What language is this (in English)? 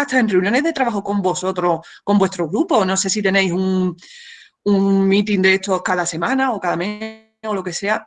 Spanish